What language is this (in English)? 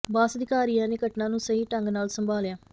Punjabi